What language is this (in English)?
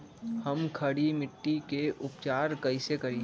Magahi